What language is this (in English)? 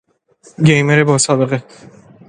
Persian